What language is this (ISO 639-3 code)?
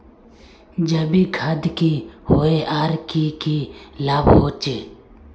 mag